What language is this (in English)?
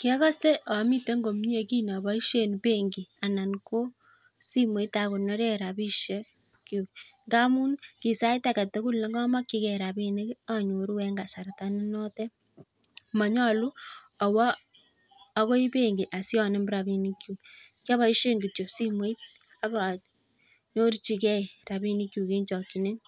Kalenjin